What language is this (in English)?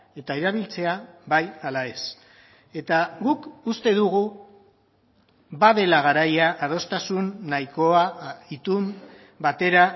Basque